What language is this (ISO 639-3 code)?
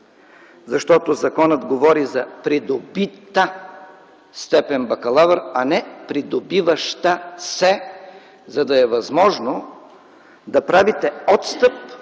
bul